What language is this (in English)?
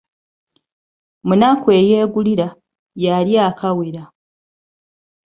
Ganda